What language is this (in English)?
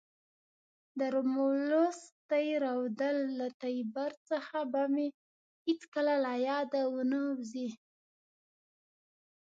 Pashto